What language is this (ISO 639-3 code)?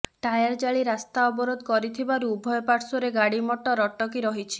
ori